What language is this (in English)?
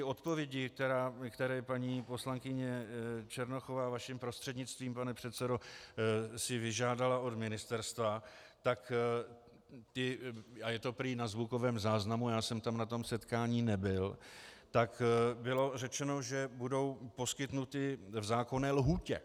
Czech